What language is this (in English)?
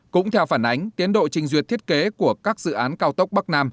Vietnamese